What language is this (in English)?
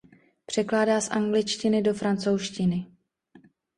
Czech